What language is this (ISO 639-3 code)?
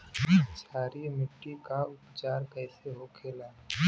bho